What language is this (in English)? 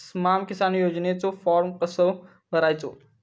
Marathi